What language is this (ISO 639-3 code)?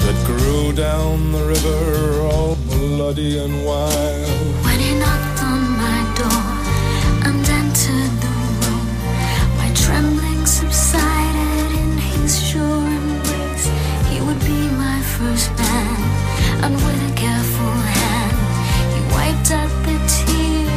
slk